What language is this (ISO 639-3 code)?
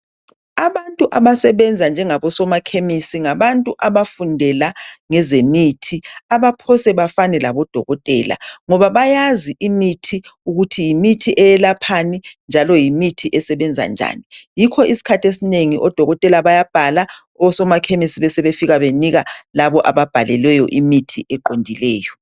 nde